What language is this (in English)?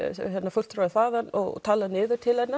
Icelandic